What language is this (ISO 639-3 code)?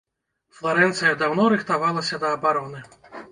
bel